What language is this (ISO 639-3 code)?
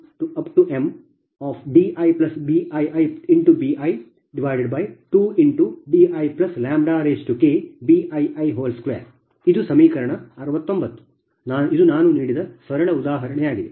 kan